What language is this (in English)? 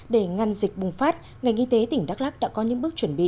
Vietnamese